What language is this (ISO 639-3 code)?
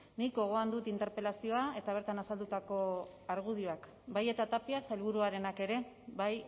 eus